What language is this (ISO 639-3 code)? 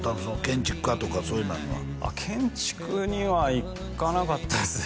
jpn